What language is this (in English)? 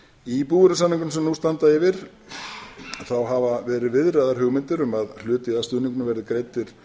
Icelandic